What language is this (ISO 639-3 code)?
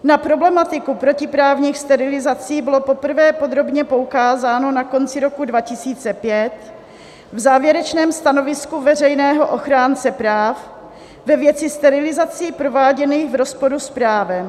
ces